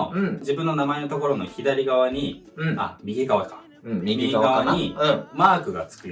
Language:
Japanese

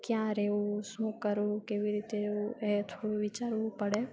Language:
Gujarati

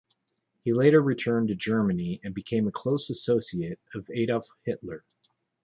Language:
English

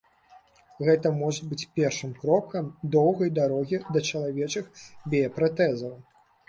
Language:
Belarusian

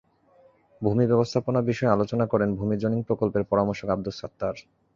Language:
Bangla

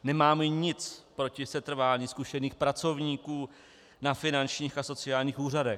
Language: Czech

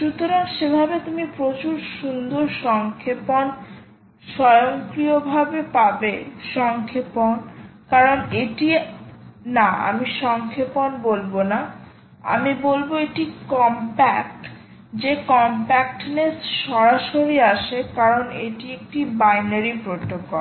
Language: Bangla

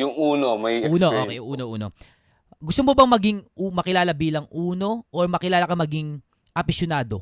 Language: Filipino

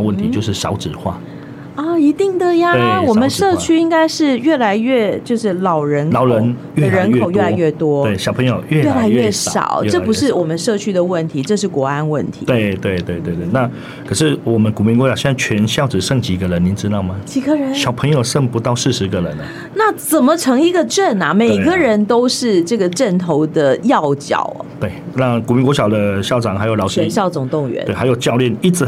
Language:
Chinese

